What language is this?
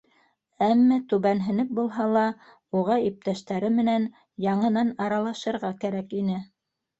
Bashkir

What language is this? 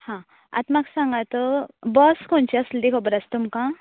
Konkani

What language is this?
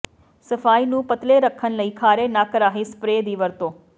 Punjabi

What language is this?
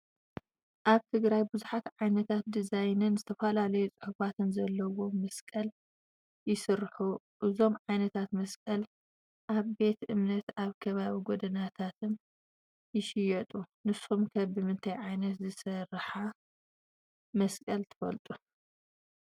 Tigrinya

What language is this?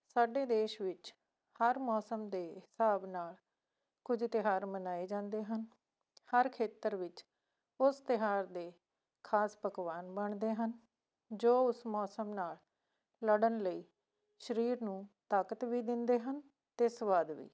Punjabi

